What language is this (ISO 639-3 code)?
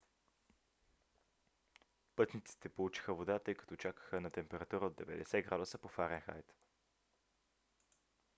bul